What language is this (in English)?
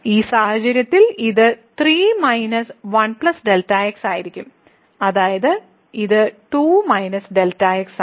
Malayalam